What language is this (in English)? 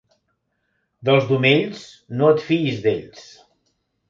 Catalan